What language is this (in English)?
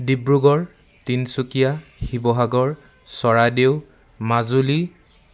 Assamese